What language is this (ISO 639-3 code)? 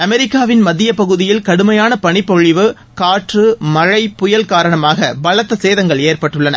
tam